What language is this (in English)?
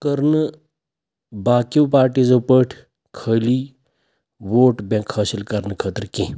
Kashmiri